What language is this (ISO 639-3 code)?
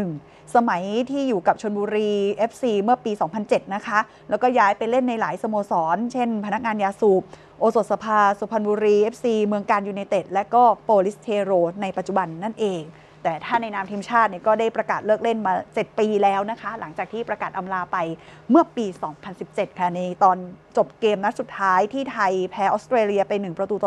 tha